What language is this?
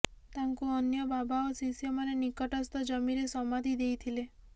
Odia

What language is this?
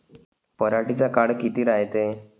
Marathi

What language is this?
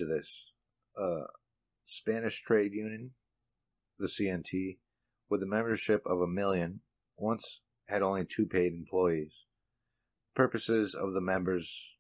English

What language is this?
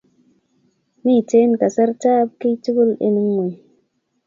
Kalenjin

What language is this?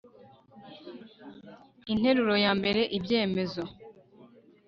Kinyarwanda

